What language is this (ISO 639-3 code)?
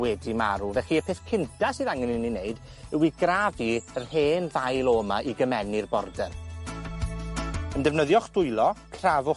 cym